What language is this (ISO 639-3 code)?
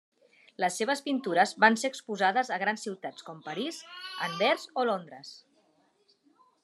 cat